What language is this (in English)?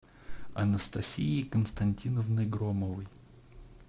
Russian